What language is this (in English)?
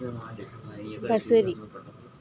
Sindhi